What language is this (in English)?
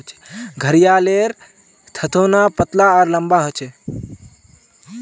Magahi